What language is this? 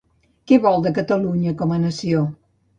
Catalan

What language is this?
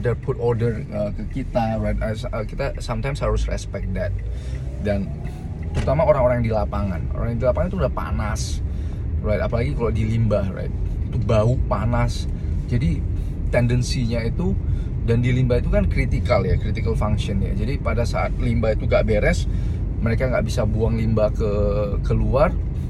Indonesian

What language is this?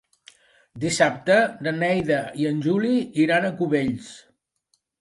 Catalan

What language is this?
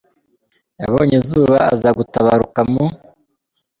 Kinyarwanda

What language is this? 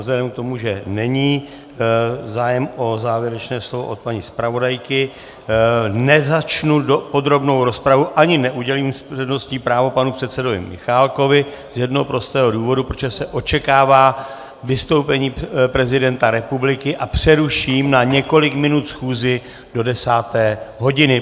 Czech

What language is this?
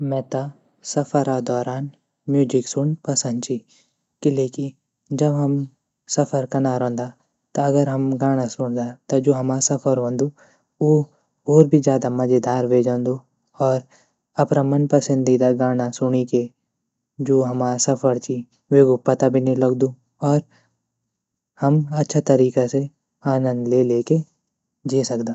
Garhwali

